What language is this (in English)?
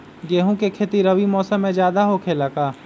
Magahi